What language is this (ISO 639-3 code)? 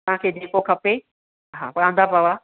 snd